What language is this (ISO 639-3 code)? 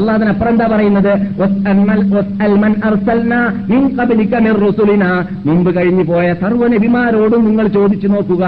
mal